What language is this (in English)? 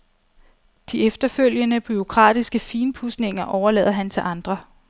Danish